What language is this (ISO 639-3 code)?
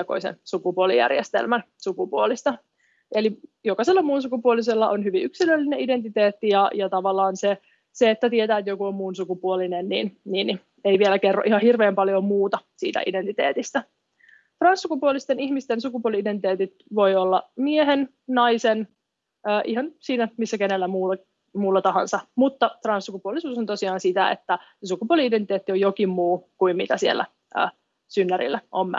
fin